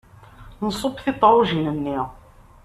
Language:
Kabyle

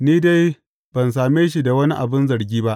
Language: Hausa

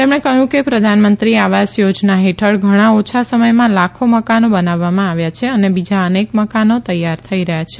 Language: Gujarati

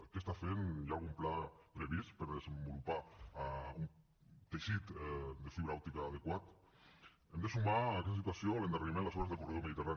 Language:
Catalan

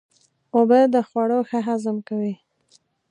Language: Pashto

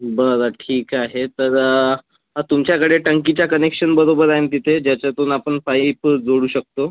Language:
Marathi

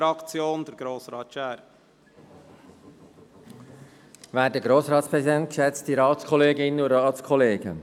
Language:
Swiss German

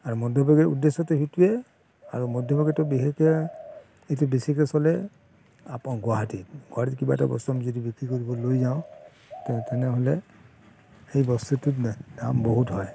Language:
Assamese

